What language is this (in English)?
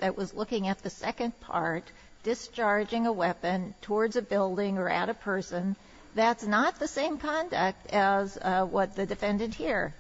English